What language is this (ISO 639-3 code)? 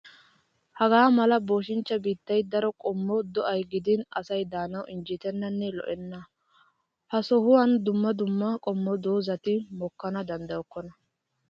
wal